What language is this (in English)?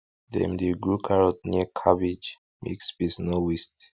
Nigerian Pidgin